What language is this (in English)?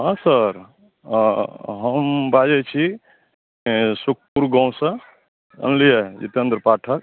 Maithili